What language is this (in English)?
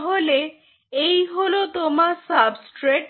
Bangla